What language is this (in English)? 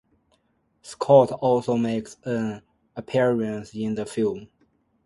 English